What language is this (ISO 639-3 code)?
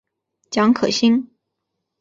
zho